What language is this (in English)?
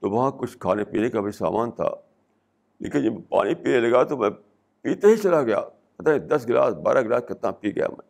Urdu